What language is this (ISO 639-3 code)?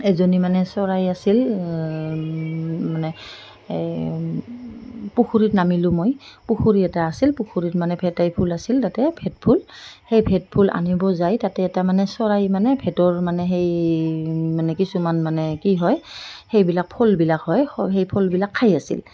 asm